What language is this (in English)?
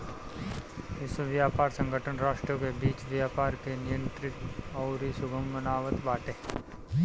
Bhojpuri